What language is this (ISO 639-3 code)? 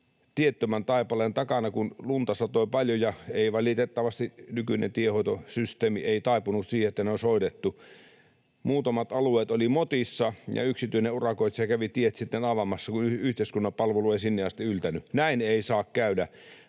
fin